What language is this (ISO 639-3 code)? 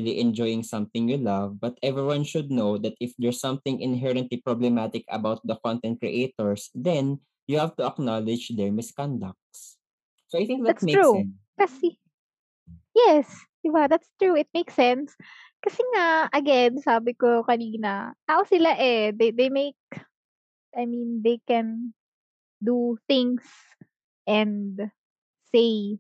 fil